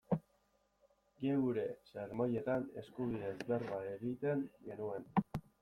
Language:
Basque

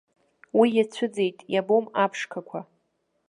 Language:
Abkhazian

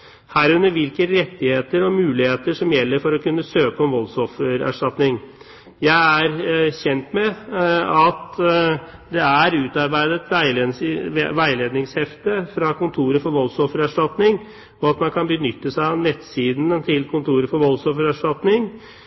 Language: Norwegian Bokmål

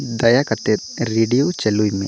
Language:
Santali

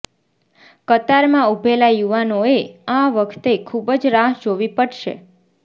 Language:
Gujarati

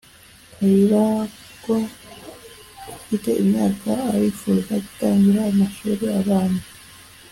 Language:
Kinyarwanda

